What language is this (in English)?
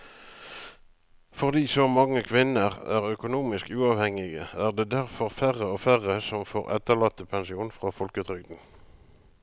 Norwegian